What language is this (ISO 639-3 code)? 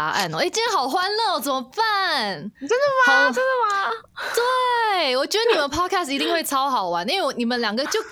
zho